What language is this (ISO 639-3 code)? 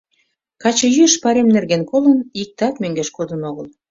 chm